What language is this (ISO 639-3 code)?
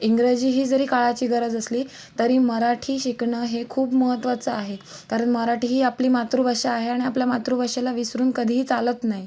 mar